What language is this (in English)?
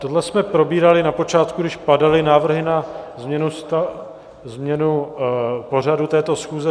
Czech